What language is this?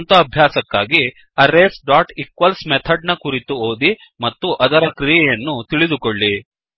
Kannada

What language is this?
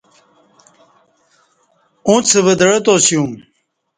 Kati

